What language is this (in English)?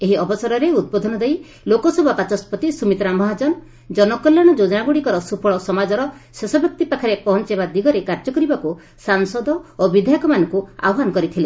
Odia